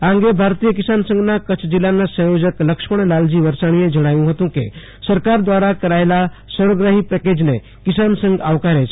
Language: Gujarati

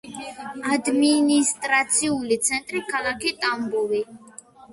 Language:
Georgian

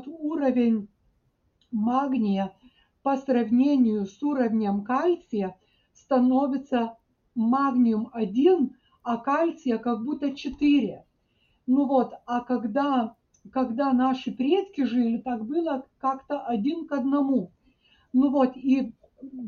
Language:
Russian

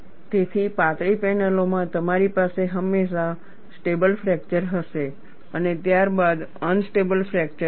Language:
Gujarati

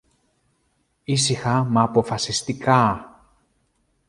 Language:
Greek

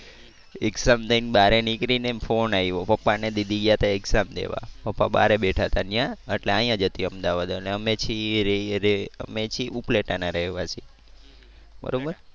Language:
Gujarati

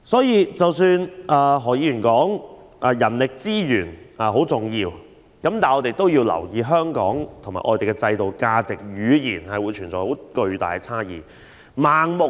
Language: Cantonese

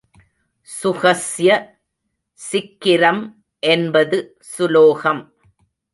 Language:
Tamil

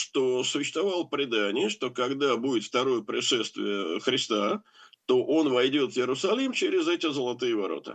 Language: Russian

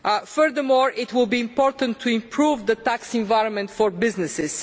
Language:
English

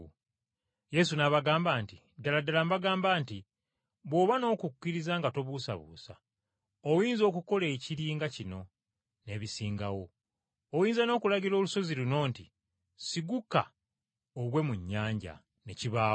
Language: Ganda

